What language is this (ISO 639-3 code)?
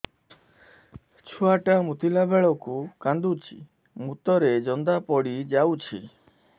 ori